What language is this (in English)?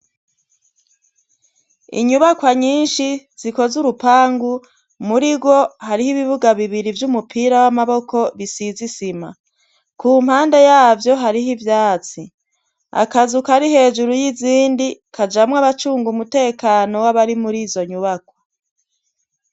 Rundi